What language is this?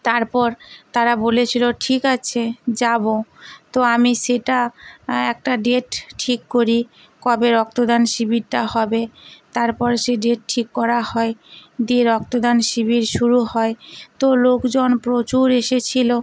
Bangla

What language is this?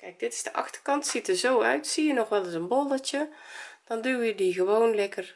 Dutch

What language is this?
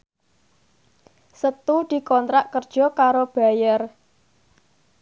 Javanese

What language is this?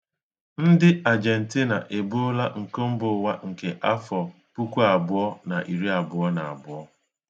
Igbo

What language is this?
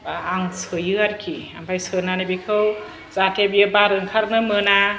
Bodo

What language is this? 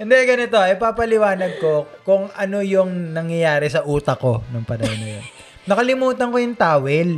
Filipino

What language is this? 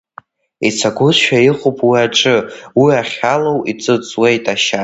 Abkhazian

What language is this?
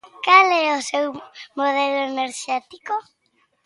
Galician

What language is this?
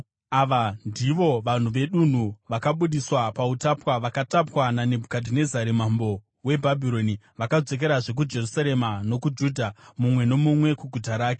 Shona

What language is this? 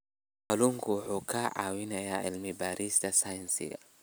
Somali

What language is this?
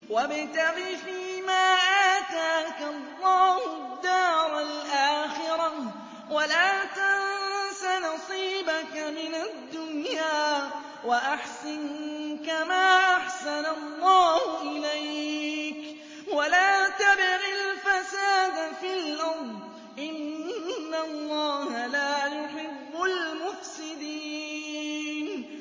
Arabic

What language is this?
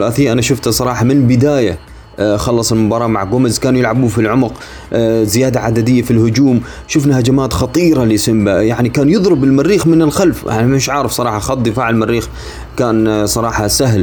Arabic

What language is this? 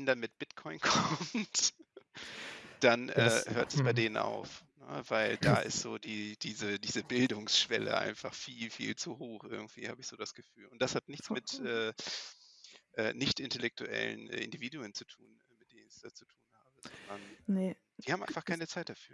German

